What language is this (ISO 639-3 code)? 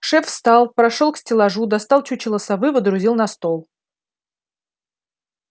rus